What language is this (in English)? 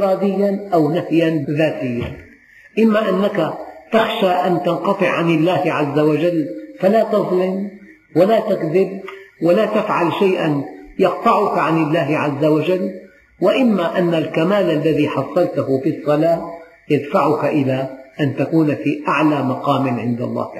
Arabic